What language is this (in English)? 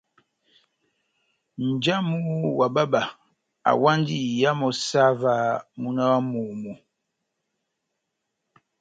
Batanga